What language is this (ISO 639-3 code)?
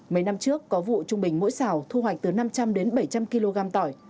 vie